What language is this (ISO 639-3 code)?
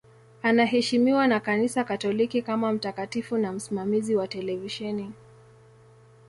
swa